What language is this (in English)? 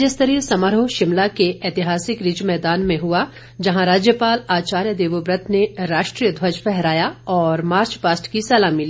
Hindi